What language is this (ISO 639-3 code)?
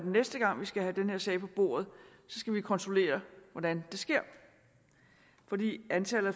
dan